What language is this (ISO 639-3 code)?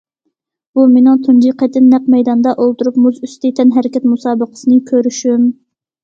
uig